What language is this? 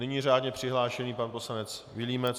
Czech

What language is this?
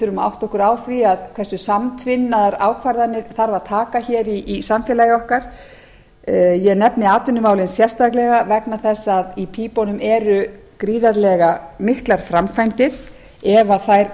Icelandic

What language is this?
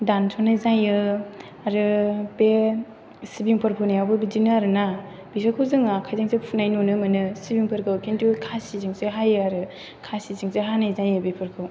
Bodo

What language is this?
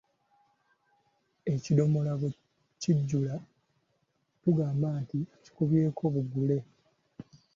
Ganda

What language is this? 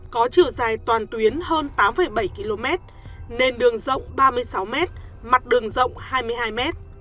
Vietnamese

